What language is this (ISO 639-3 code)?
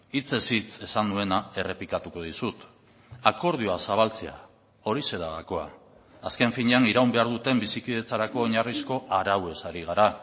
eus